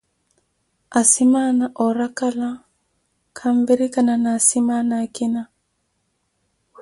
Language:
Koti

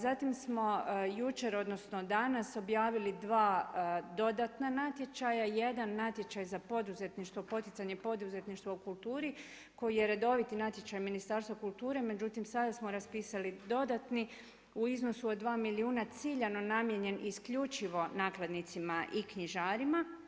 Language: Croatian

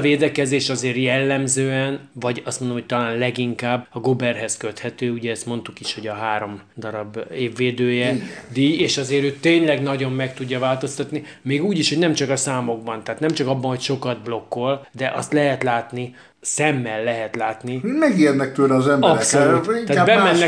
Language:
Hungarian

